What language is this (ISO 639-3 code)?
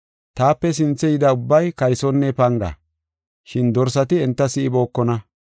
gof